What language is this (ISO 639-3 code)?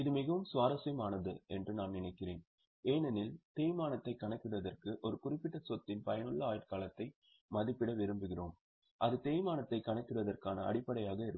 tam